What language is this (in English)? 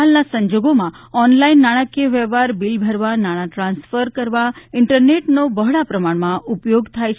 Gujarati